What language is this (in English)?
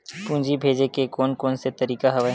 Chhattisgarhi